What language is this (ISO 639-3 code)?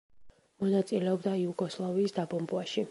kat